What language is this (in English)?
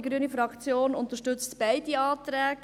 Swiss German